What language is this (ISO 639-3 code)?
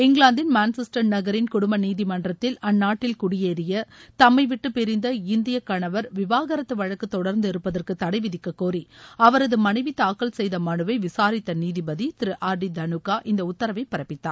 tam